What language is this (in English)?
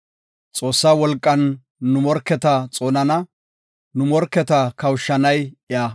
Gofa